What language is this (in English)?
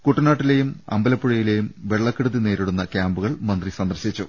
Malayalam